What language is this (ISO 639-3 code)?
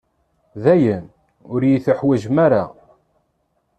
kab